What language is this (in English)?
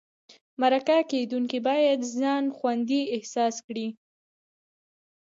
Pashto